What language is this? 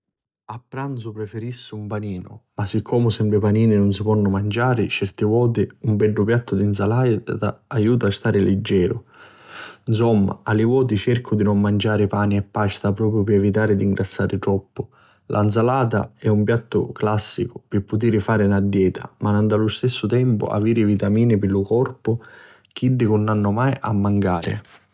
Sicilian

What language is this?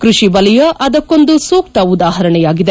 Kannada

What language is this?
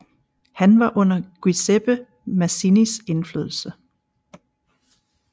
Danish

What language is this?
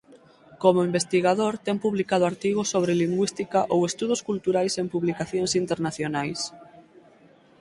Galician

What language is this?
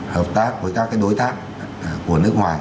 Vietnamese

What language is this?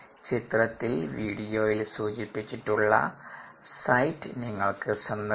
Malayalam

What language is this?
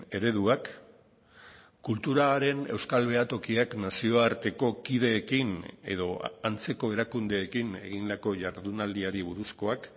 Basque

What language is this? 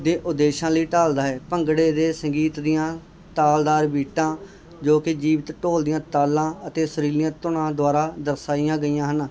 Punjabi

